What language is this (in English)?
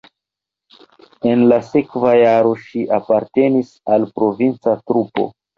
Esperanto